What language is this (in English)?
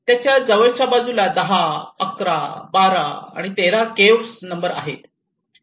Marathi